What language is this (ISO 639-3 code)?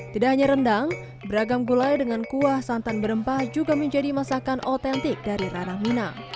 ind